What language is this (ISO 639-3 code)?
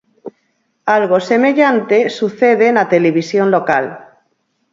glg